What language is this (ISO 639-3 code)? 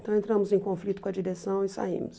por